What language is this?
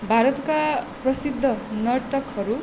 Nepali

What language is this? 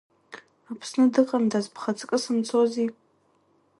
Abkhazian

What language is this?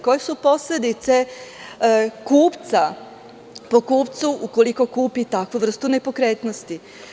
Serbian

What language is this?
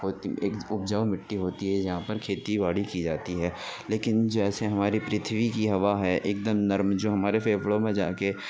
Urdu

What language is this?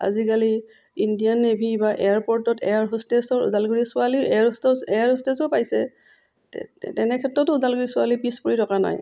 Assamese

